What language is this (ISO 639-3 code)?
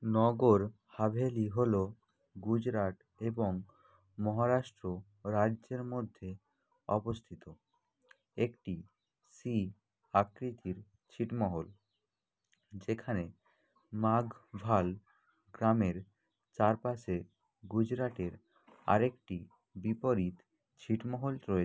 ben